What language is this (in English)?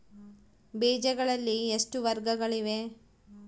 Kannada